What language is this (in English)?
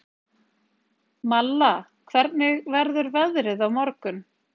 Icelandic